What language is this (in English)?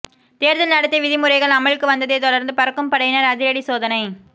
Tamil